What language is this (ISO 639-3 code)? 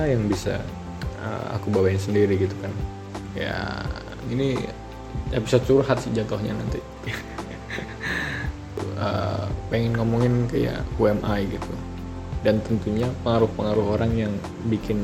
ind